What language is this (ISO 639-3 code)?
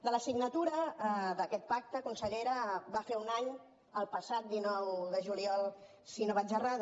cat